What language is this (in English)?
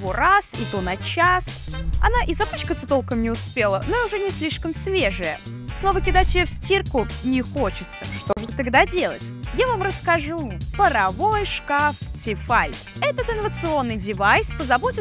Russian